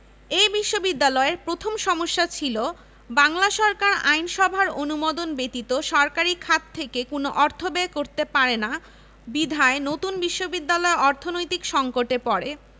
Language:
Bangla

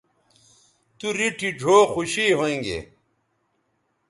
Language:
Bateri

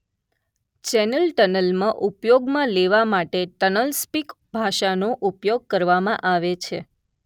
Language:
Gujarati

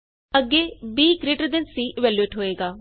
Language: Punjabi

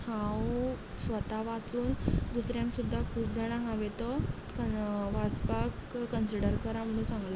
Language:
Konkani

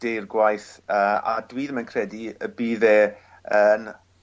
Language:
Welsh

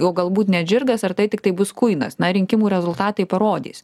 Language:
Lithuanian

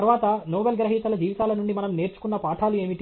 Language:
Telugu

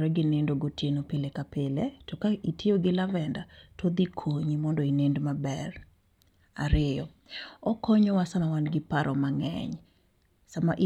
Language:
Luo (Kenya and Tanzania)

